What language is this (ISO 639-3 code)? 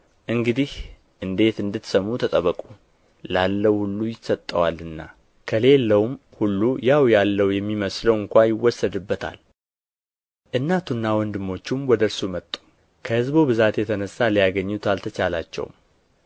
amh